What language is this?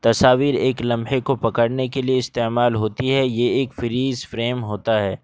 Urdu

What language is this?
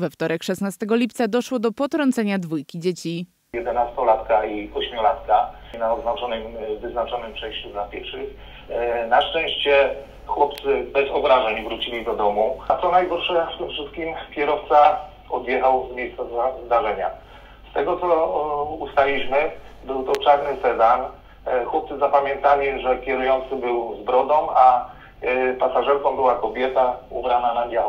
Polish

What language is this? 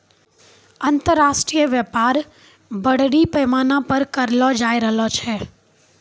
Maithili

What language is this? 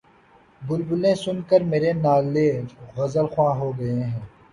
Urdu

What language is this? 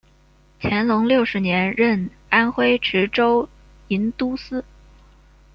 Chinese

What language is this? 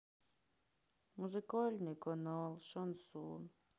Russian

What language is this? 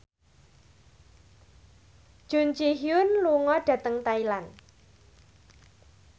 Javanese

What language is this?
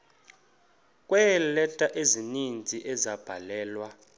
Xhosa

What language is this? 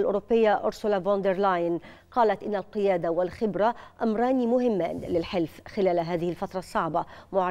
Arabic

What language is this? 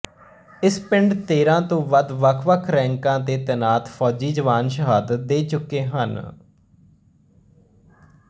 Punjabi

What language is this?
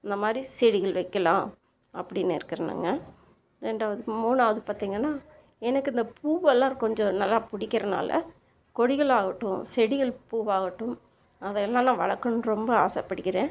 Tamil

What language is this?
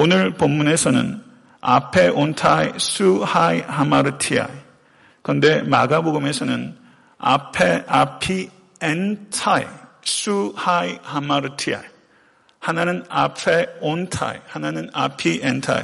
Korean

